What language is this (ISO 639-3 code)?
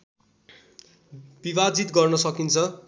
nep